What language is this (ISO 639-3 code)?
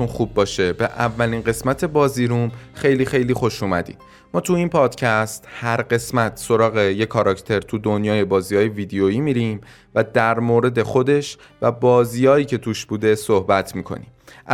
fas